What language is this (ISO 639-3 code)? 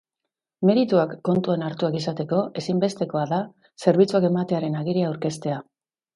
eus